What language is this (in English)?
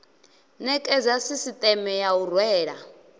Venda